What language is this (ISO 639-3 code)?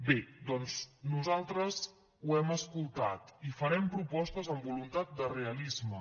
cat